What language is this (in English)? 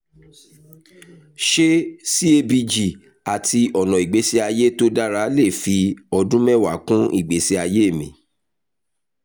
Yoruba